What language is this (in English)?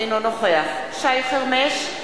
Hebrew